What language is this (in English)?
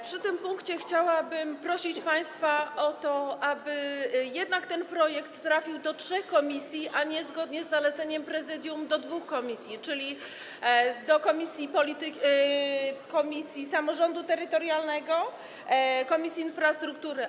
Polish